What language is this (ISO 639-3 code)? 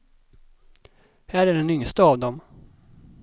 swe